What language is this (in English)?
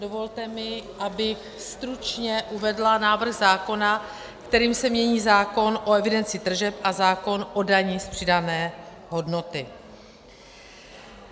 Czech